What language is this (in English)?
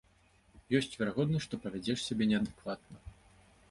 Belarusian